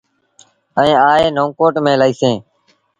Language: Sindhi Bhil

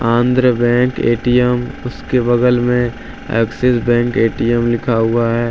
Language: Hindi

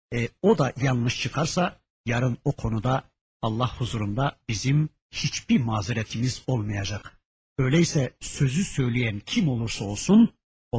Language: Turkish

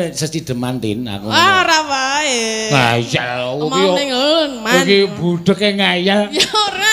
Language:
Indonesian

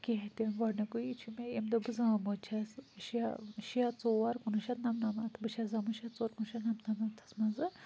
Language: Kashmiri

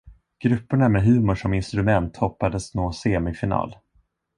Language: Swedish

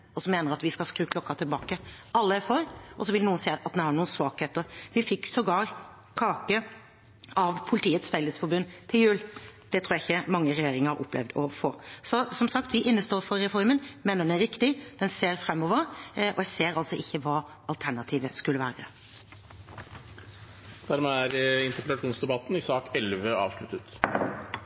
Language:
Norwegian Bokmål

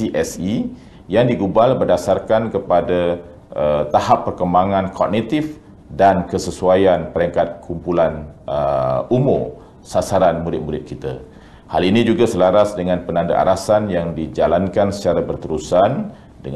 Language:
Malay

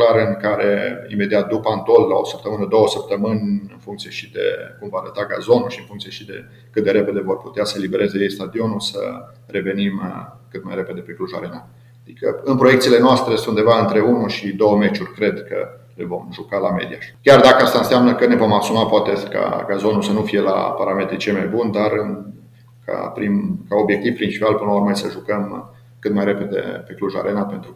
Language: Romanian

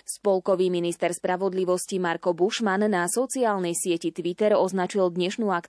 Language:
Slovak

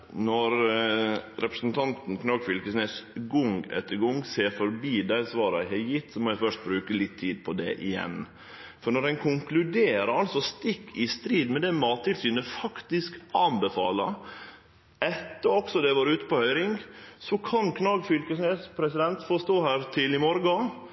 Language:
Norwegian Nynorsk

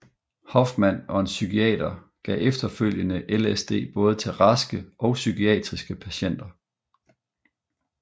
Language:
Danish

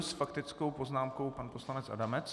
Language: Czech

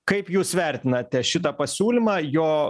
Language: Lithuanian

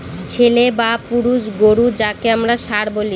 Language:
Bangla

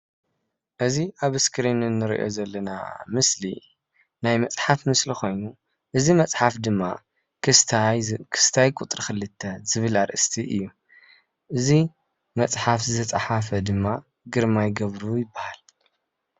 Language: Tigrinya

